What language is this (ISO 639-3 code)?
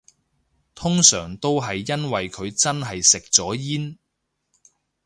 yue